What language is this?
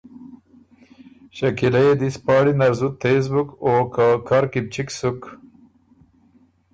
Ormuri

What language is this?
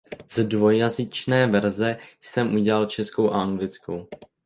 Czech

